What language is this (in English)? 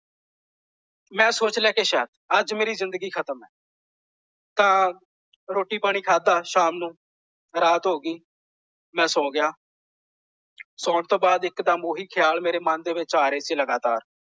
Punjabi